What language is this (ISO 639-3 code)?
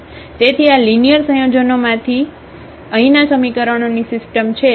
guj